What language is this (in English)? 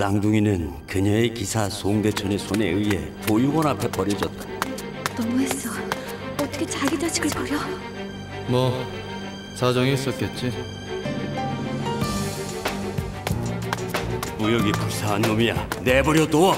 Korean